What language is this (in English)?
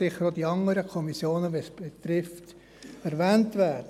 Swiss German